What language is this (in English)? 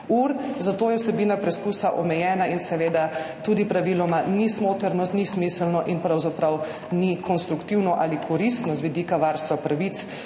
Slovenian